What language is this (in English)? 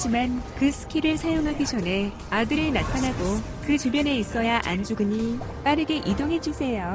Korean